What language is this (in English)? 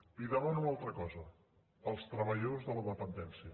Catalan